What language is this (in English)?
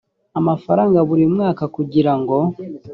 Kinyarwanda